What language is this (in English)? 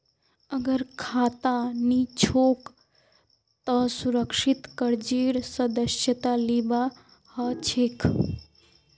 Magahi